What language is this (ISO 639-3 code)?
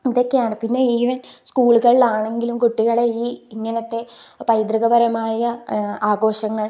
mal